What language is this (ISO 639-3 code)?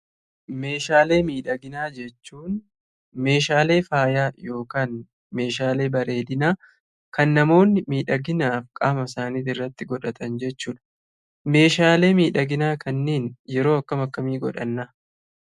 orm